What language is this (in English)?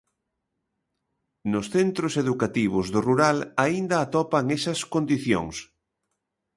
Galician